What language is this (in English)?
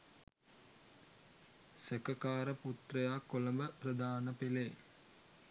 Sinhala